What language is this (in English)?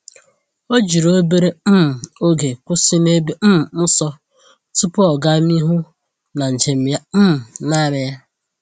Igbo